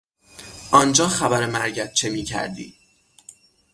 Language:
Persian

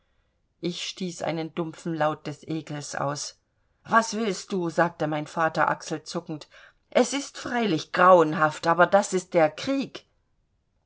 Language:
German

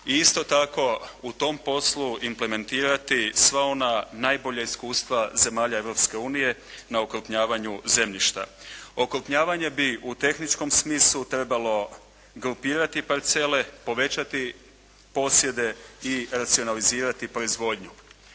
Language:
Croatian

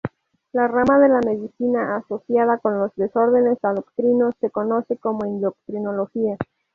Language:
Spanish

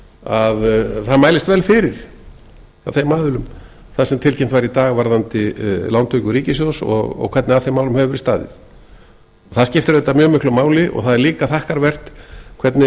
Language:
Icelandic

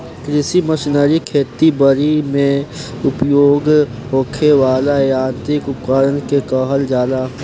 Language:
Bhojpuri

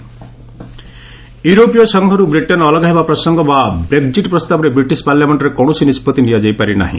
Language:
Odia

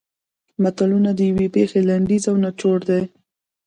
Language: Pashto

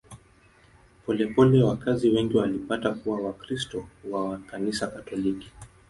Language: Swahili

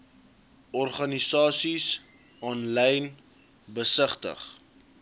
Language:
Afrikaans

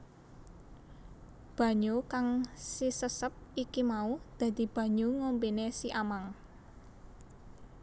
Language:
Javanese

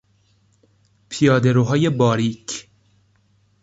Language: Persian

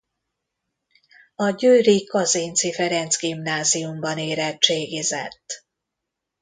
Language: Hungarian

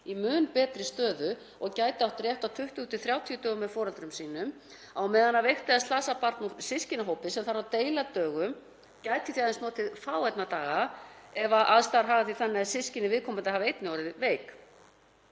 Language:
Icelandic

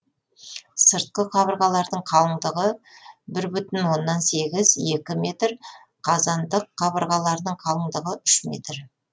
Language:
Kazakh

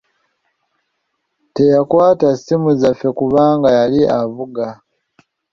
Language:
Ganda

